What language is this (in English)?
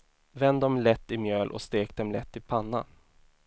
Swedish